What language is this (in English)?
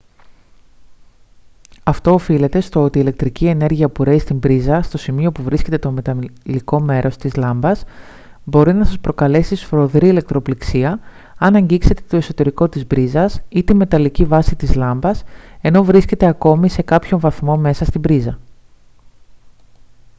Greek